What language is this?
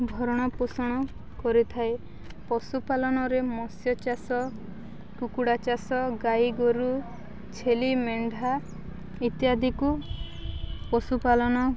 Odia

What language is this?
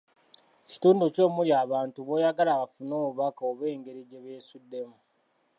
Ganda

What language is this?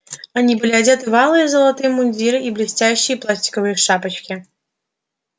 Russian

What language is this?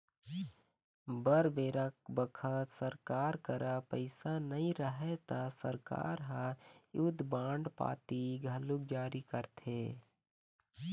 Chhattisgarhi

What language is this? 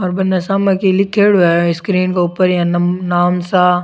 Rajasthani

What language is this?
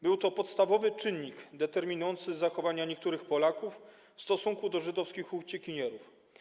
Polish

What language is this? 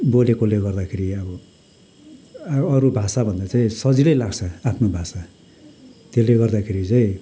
Nepali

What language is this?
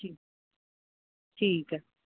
Sindhi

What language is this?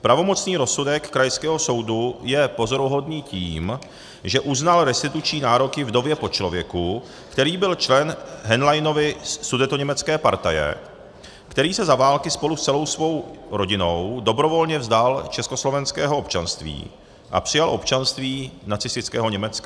Czech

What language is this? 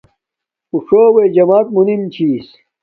Domaaki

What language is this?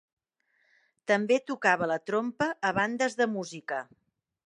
Catalan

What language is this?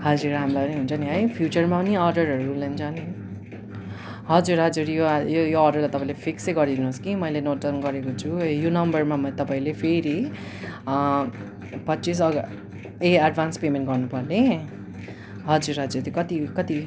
Nepali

